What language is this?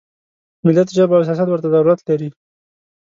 Pashto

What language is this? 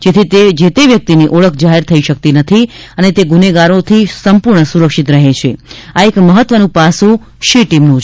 Gujarati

